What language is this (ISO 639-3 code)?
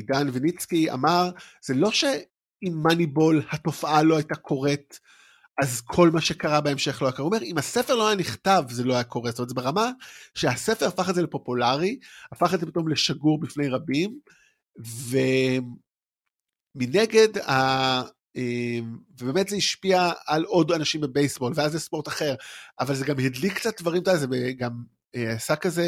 heb